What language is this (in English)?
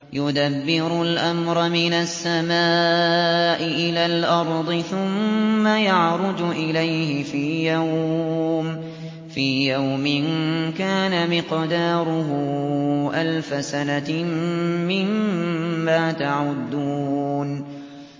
Arabic